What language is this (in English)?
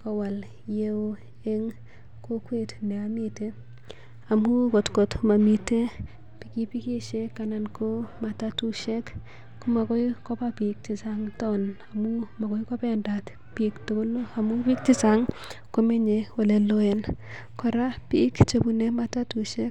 Kalenjin